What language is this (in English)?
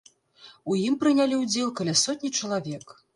Belarusian